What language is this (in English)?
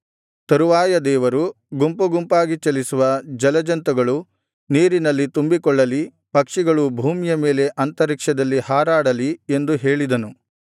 Kannada